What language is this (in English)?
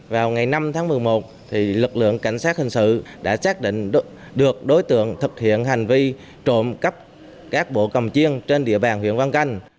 Vietnamese